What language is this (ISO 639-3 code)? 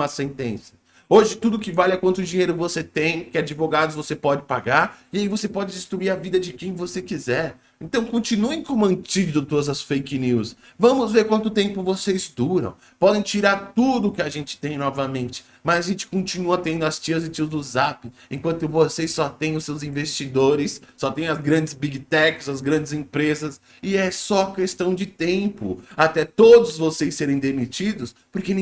por